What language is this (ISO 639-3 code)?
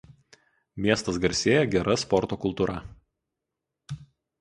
lit